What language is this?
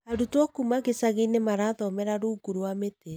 Kikuyu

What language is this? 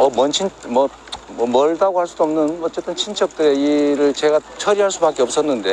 Korean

